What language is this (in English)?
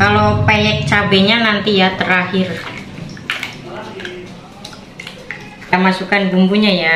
Indonesian